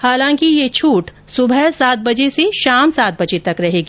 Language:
Hindi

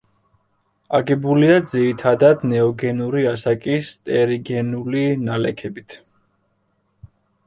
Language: Georgian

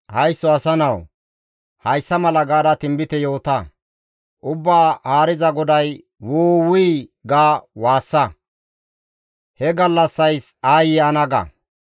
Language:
Gamo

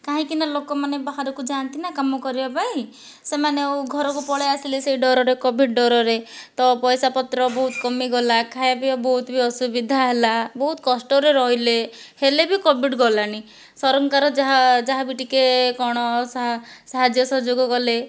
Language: Odia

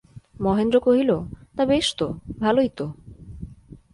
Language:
Bangla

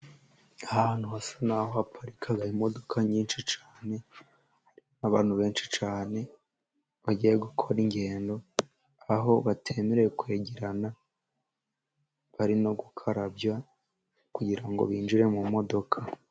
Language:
Kinyarwanda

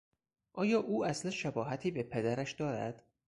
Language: Persian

